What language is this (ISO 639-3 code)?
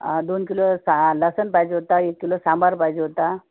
mar